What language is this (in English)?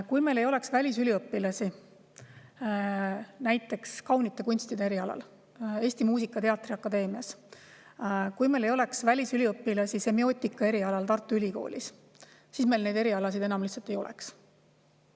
Estonian